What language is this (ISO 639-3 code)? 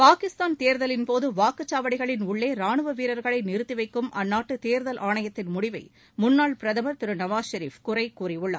tam